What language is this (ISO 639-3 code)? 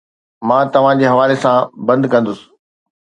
snd